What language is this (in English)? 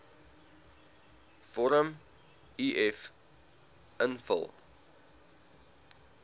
Afrikaans